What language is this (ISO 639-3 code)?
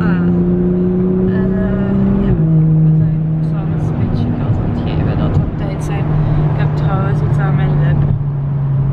nld